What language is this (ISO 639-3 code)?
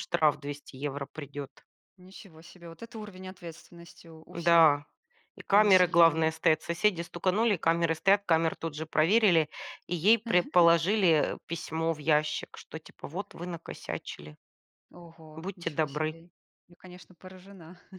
rus